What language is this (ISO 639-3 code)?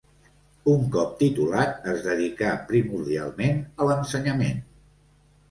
cat